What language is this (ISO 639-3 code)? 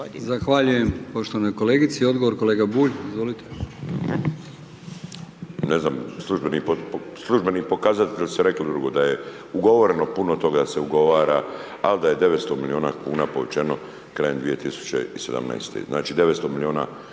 hrv